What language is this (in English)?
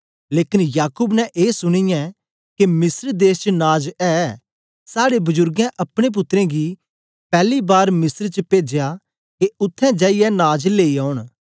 Dogri